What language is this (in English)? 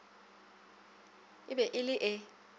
Northern Sotho